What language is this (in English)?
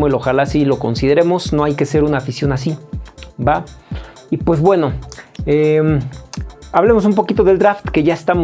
Spanish